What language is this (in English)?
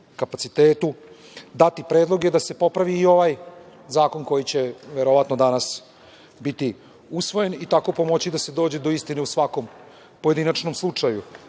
Serbian